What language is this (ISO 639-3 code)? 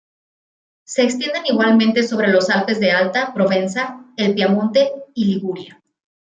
spa